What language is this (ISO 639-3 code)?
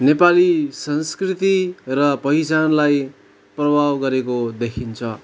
nep